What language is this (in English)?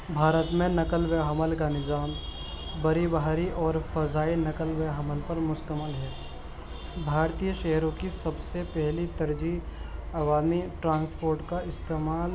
Urdu